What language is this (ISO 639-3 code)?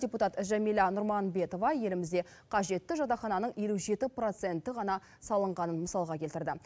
kaz